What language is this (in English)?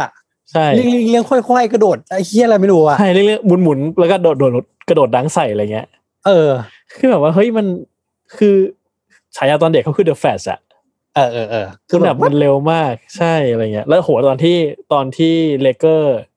Thai